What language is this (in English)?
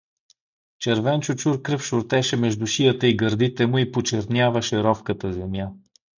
Bulgarian